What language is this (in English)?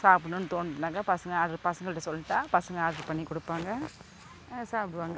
Tamil